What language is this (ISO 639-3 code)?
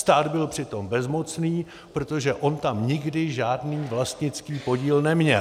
ces